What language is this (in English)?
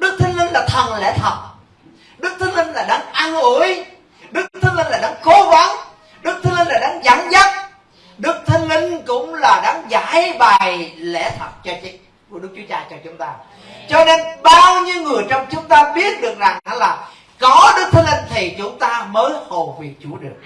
Vietnamese